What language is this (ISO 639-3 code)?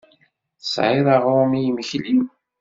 kab